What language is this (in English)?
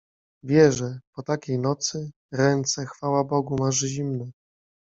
Polish